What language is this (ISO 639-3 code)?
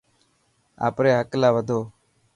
mki